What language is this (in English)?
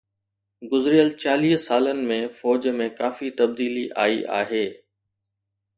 Sindhi